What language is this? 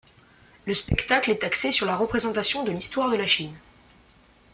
French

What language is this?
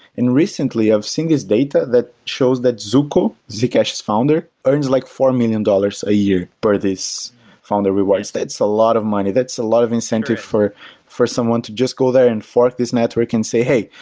English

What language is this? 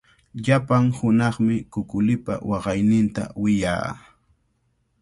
Cajatambo North Lima Quechua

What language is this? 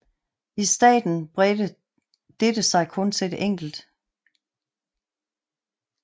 Danish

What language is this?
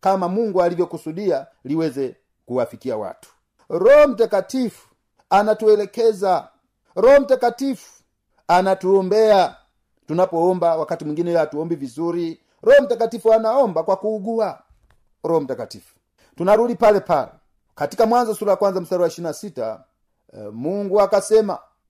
Swahili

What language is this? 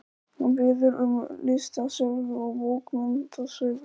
Icelandic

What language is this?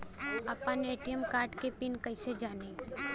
Bhojpuri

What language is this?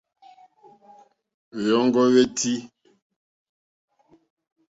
Mokpwe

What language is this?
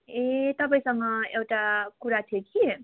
Nepali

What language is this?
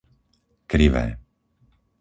Slovak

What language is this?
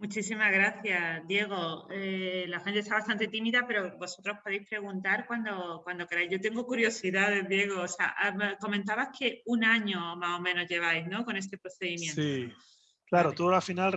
Spanish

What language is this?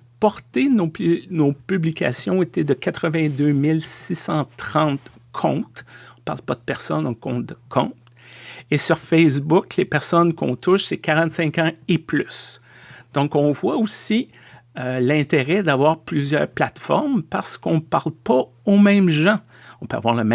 French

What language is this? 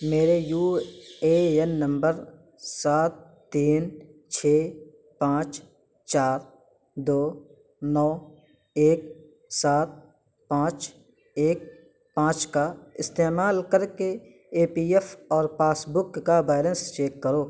Urdu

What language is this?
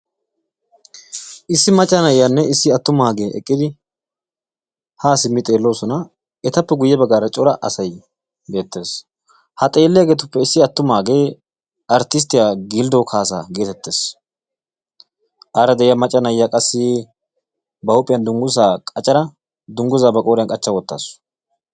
Wolaytta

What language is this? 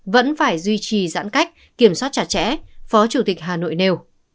Vietnamese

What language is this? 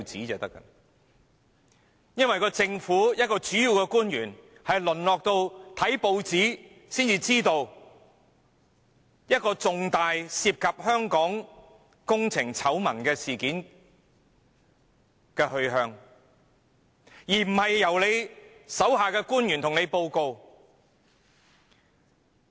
Cantonese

